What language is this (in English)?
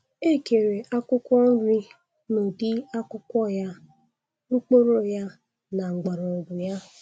Igbo